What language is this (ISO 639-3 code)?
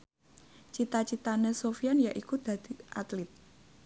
jav